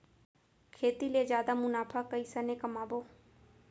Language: Chhattisgarhi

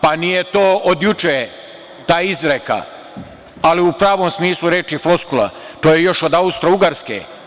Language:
Serbian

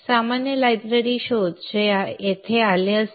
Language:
Marathi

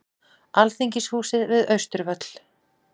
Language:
Icelandic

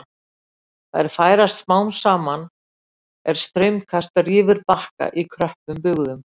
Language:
Icelandic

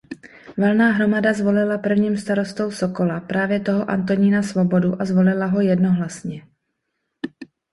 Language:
Czech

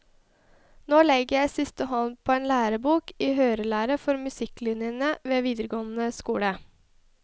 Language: Norwegian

